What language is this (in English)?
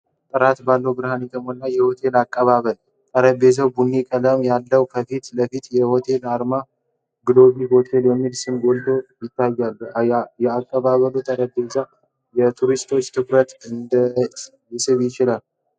Amharic